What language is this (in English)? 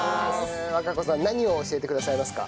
Japanese